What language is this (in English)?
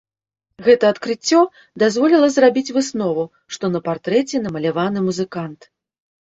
Belarusian